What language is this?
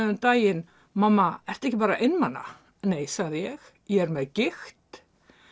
Icelandic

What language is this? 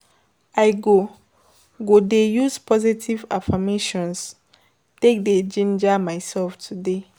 Nigerian Pidgin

